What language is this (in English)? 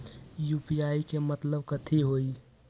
Magahi